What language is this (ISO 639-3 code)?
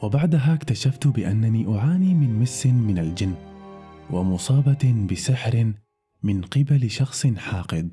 ara